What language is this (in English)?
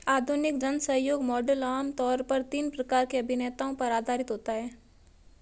Hindi